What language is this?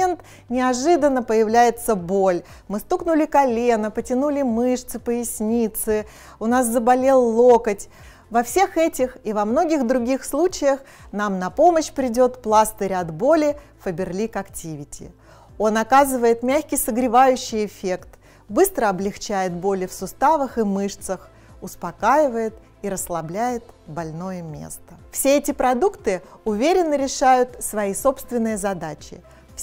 Russian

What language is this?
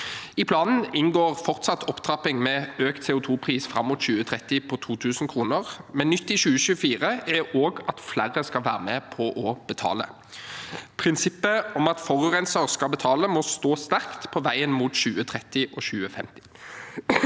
Norwegian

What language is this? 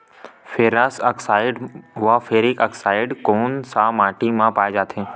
Chhattisgarhi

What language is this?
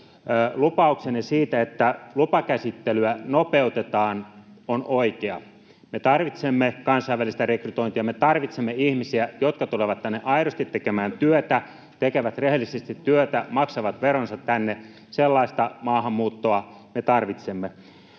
Finnish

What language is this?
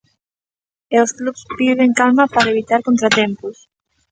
Galician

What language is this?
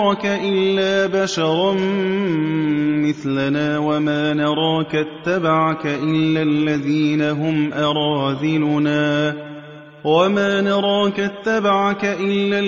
Arabic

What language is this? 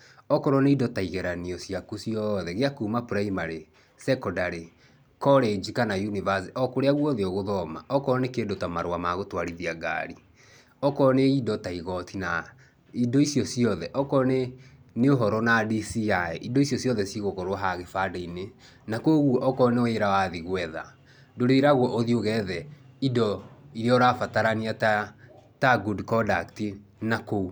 Kikuyu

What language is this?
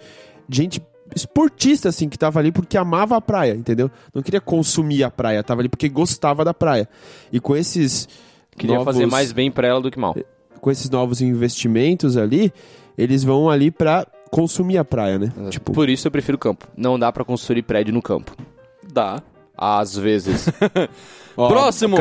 Portuguese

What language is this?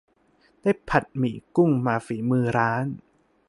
Thai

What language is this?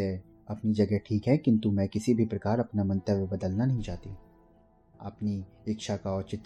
Hindi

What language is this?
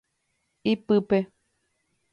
Guarani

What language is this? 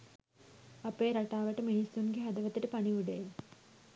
Sinhala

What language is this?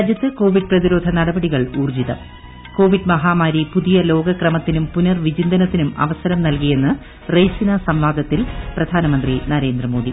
Malayalam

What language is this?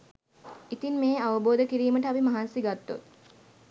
Sinhala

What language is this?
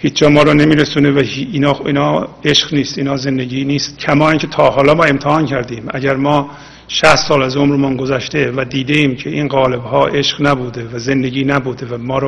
Persian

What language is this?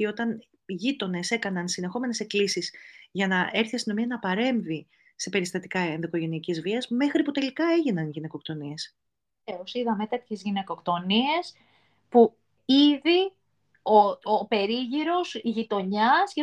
Greek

